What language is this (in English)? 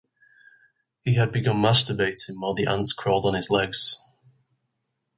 English